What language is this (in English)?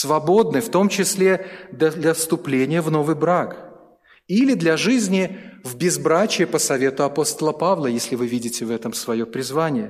Russian